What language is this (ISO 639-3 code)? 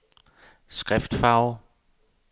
dan